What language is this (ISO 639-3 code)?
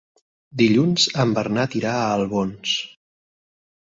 cat